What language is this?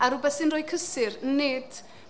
Welsh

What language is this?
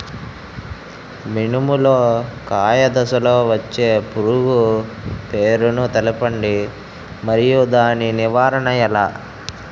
Telugu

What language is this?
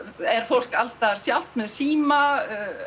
Icelandic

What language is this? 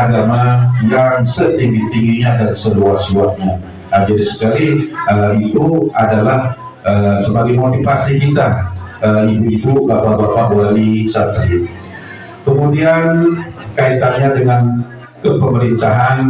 Indonesian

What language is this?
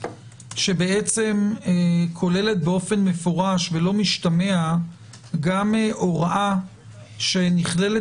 Hebrew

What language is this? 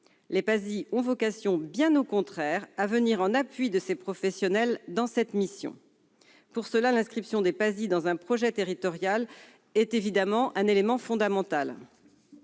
French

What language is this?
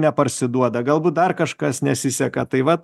Lithuanian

